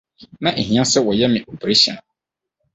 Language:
Akan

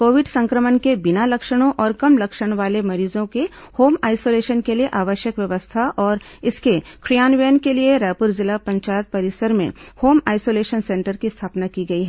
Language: Hindi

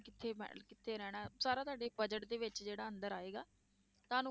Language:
Punjabi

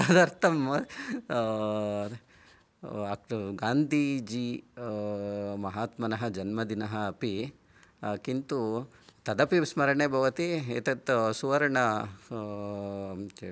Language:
Sanskrit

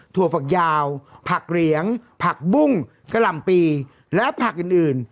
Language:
Thai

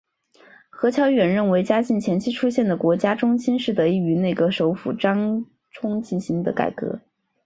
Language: Chinese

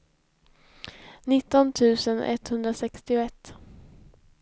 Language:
Swedish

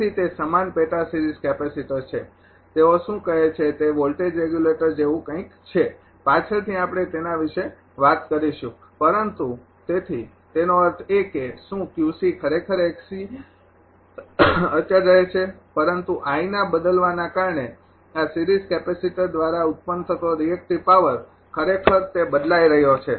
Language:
Gujarati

